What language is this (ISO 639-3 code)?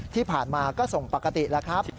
tha